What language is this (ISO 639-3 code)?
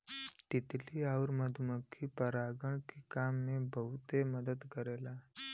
bho